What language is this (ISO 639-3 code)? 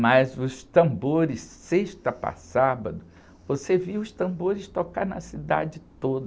por